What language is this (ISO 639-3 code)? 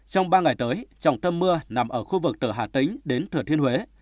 vie